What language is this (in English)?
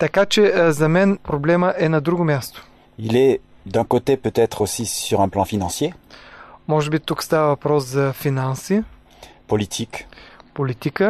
Bulgarian